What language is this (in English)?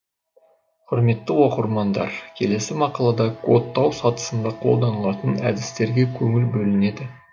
Kazakh